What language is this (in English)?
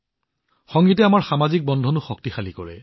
Assamese